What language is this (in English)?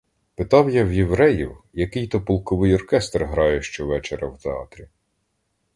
Ukrainian